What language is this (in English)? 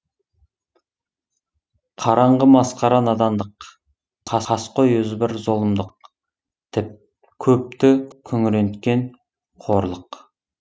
Kazakh